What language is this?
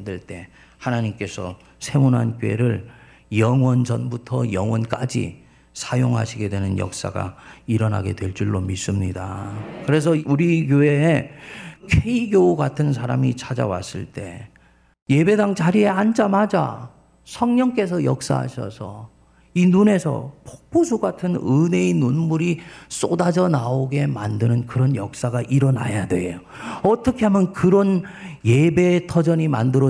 Korean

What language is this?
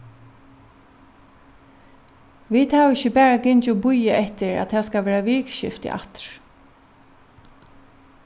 Faroese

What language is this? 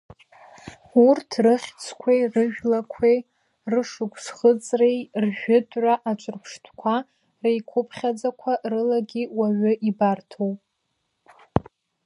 Abkhazian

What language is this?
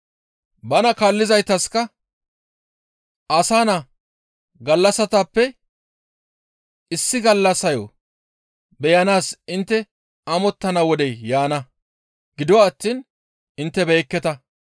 Gamo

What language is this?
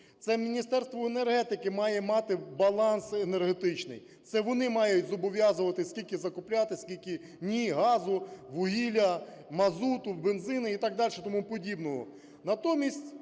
Ukrainian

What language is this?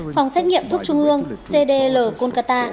Vietnamese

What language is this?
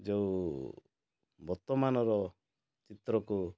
Odia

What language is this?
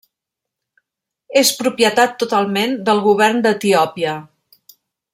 Catalan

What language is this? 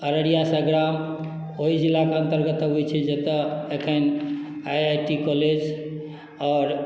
Maithili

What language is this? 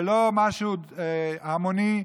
Hebrew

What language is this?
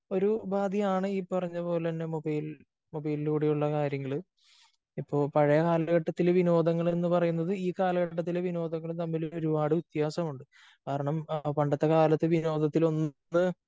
Malayalam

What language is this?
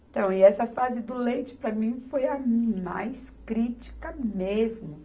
Portuguese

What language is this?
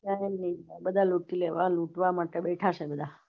Gujarati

